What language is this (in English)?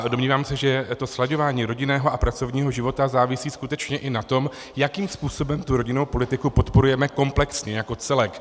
Czech